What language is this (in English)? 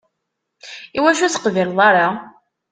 Kabyle